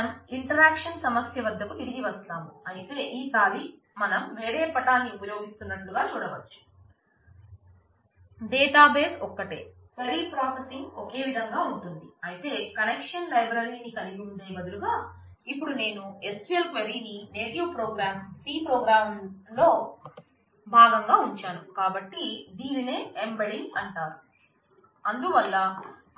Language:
Telugu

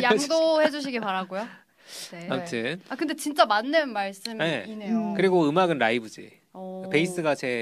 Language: Korean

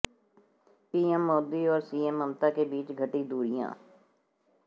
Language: Hindi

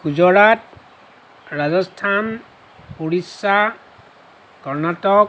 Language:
Assamese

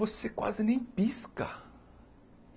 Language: Portuguese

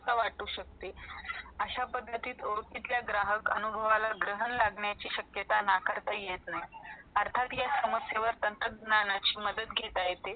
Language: Marathi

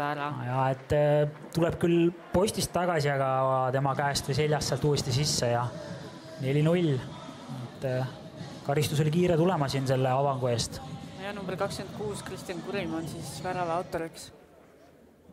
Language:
Greek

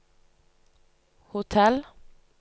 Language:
Norwegian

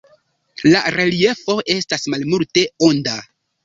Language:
Esperanto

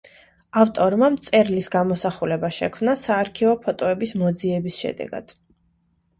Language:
Georgian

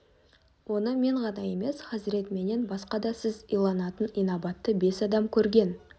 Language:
Kazakh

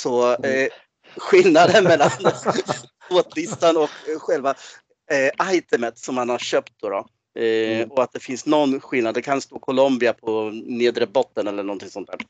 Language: Swedish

